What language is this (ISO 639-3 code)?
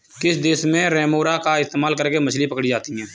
hin